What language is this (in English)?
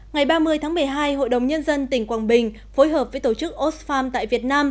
Vietnamese